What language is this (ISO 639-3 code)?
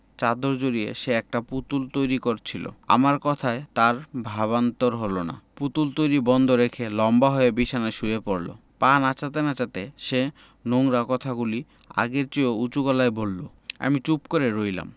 ben